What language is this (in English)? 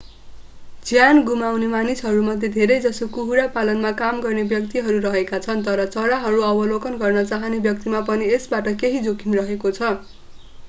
Nepali